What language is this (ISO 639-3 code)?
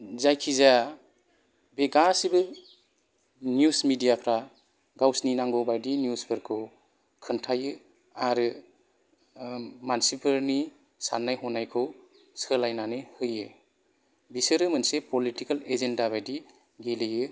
brx